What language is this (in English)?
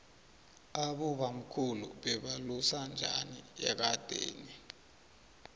South Ndebele